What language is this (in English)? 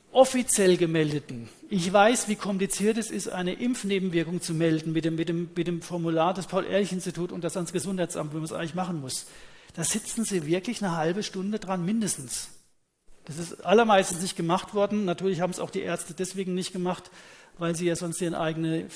German